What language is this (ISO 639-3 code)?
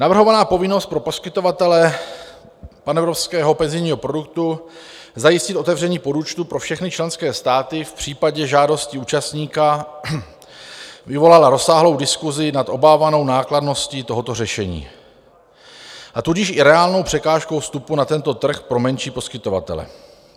ces